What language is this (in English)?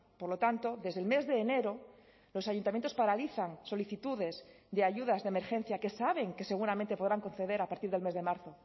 Spanish